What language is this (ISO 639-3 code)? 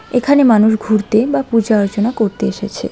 ben